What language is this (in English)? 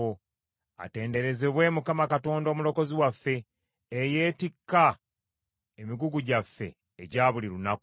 Ganda